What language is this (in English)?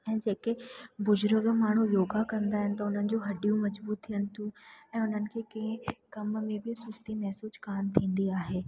Sindhi